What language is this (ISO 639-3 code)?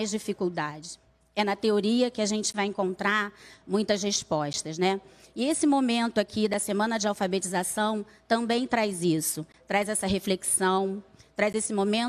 por